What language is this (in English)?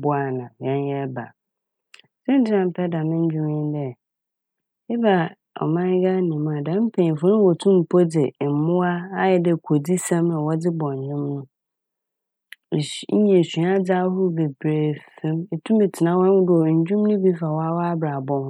Akan